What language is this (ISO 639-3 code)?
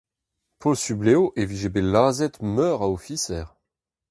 bre